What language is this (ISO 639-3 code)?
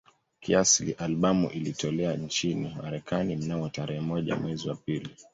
swa